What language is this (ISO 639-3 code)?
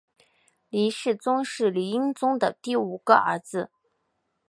zho